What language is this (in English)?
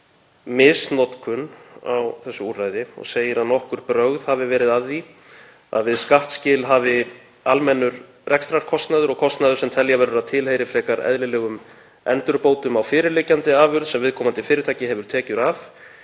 Icelandic